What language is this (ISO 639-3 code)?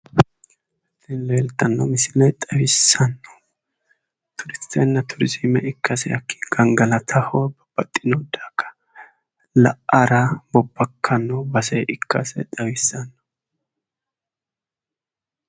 sid